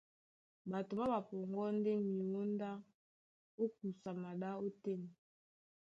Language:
Duala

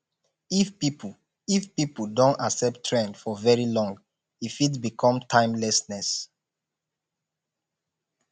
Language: Nigerian Pidgin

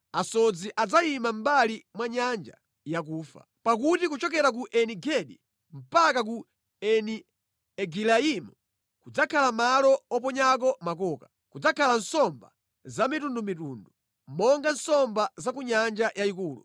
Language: Nyanja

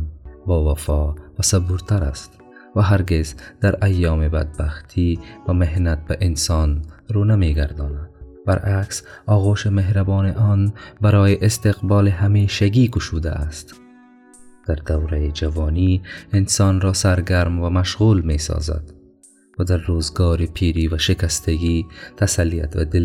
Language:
Persian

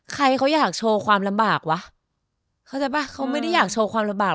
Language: Thai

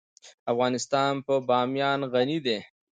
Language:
Pashto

